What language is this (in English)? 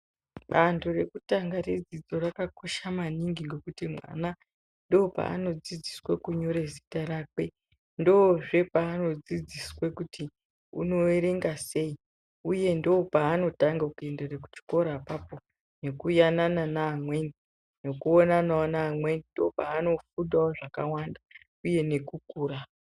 Ndau